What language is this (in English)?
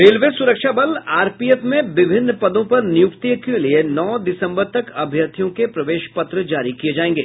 Hindi